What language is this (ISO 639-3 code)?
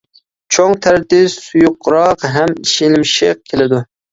uig